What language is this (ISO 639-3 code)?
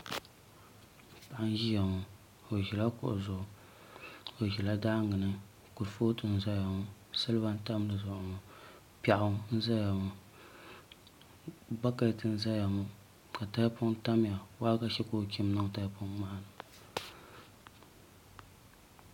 dag